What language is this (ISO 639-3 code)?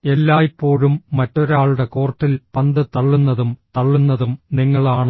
mal